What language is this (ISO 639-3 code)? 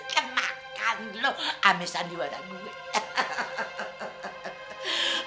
ind